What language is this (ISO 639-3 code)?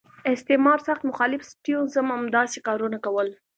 pus